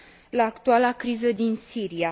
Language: Romanian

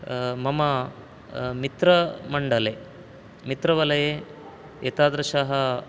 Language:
Sanskrit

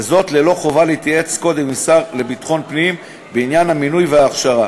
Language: Hebrew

